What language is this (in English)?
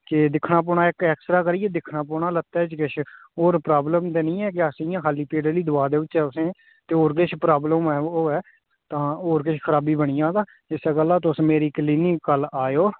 Dogri